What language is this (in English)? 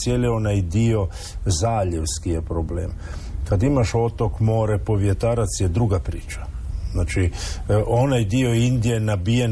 Croatian